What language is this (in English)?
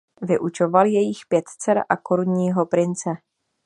Czech